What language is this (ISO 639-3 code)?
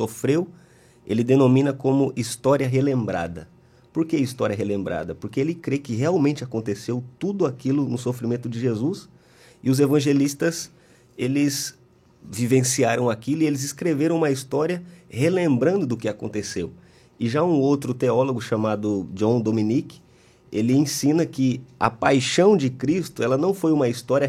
por